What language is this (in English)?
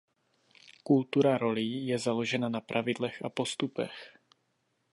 Czech